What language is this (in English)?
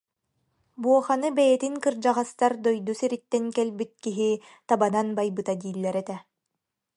Yakut